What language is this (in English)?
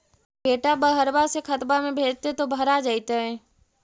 Magahi